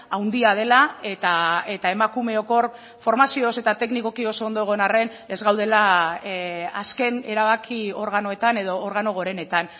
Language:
Basque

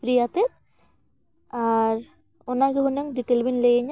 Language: Santali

